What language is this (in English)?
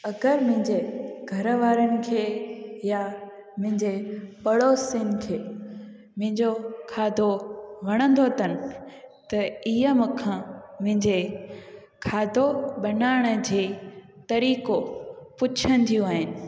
Sindhi